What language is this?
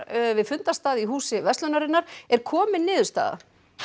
Icelandic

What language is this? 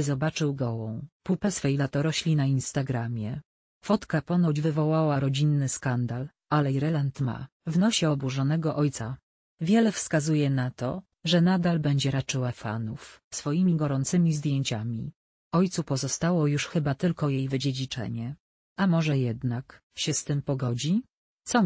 Polish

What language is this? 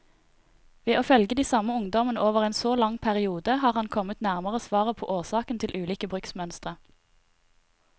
Norwegian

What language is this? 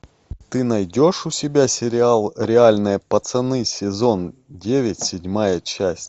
Russian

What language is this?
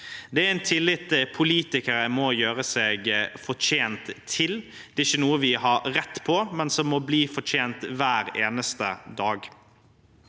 Norwegian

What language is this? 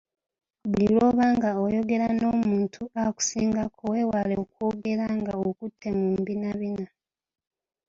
Ganda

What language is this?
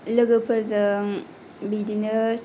Bodo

